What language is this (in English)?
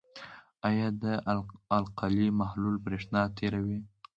Pashto